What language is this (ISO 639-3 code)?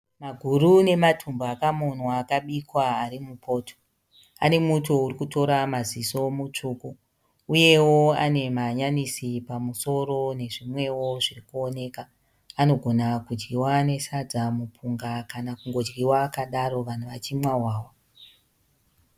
sna